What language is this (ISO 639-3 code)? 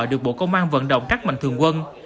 vie